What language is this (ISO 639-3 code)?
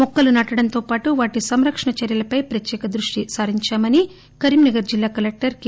tel